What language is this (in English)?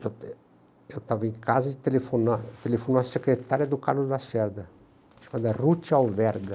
Portuguese